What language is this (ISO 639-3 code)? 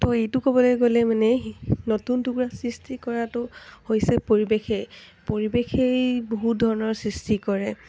asm